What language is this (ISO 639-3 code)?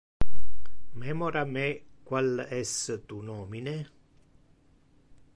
ina